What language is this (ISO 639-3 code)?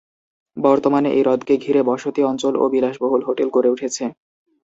ben